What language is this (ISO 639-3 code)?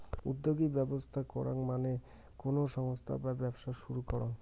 ben